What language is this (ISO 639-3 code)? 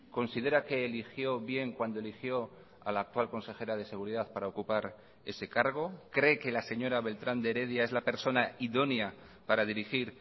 spa